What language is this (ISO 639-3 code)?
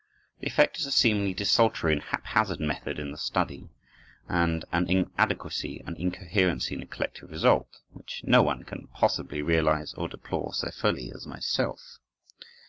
eng